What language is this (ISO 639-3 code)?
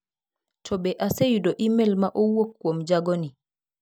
luo